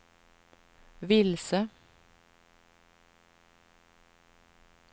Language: Swedish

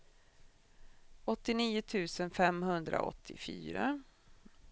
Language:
Swedish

